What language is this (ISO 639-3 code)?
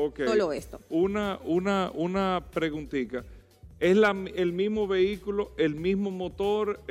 spa